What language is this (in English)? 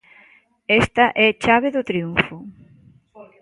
Galician